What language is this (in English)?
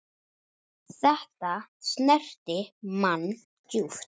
Icelandic